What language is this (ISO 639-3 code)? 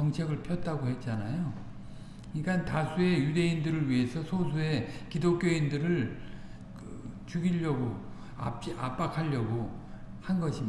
kor